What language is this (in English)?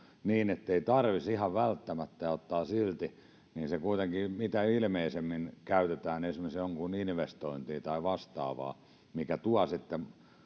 Finnish